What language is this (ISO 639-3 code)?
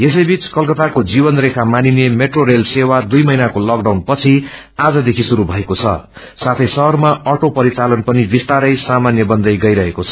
nep